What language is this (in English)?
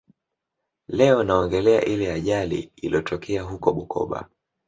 Swahili